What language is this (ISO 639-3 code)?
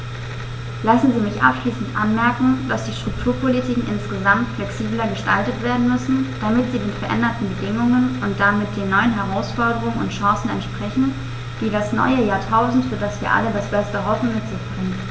deu